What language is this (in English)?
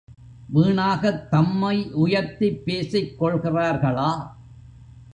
Tamil